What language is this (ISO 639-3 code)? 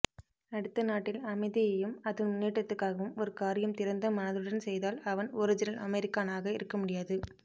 tam